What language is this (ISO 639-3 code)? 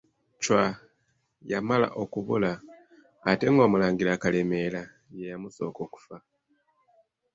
lug